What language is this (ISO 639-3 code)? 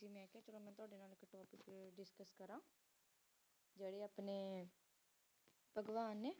pan